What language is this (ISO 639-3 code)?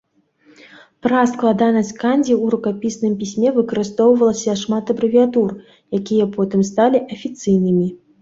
bel